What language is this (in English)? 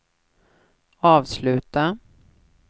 Swedish